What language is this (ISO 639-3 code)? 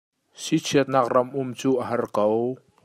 cnh